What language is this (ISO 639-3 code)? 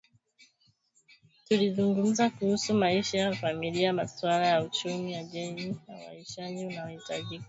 swa